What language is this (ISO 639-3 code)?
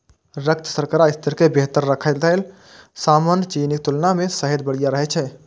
mai